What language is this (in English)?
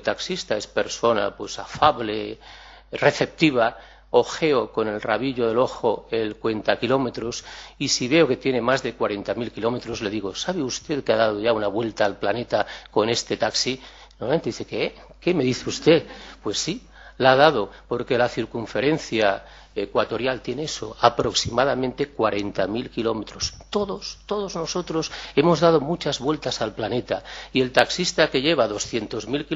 Spanish